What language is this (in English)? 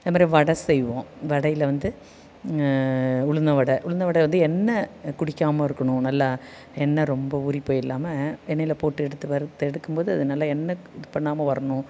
Tamil